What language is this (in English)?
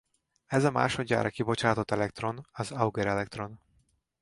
Hungarian